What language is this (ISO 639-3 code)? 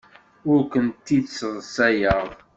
kab